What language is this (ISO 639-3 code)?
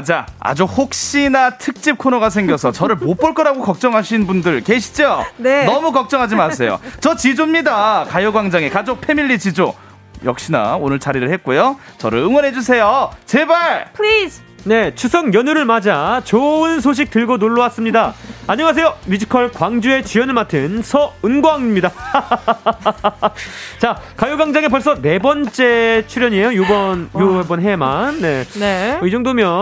kor